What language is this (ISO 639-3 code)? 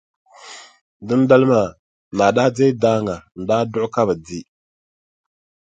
dag